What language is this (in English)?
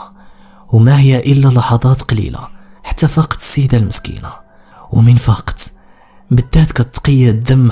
Arabic